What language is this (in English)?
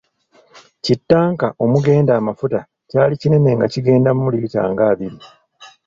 Ganda